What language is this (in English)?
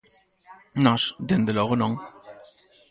Galician